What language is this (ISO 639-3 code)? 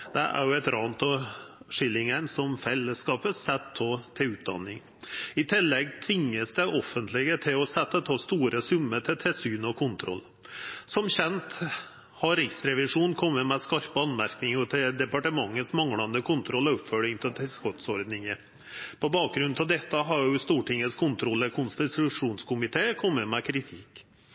nno